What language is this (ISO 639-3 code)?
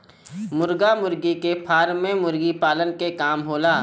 bho